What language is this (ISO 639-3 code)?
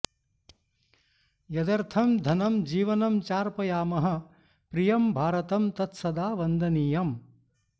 san